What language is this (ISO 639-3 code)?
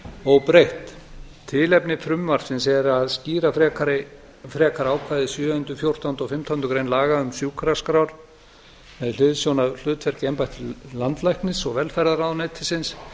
isl